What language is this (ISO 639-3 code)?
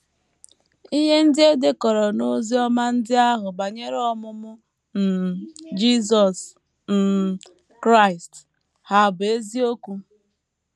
ibo